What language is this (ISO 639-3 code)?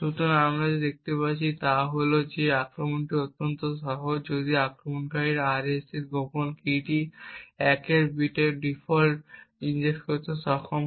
ben